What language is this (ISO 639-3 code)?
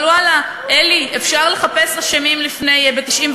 heb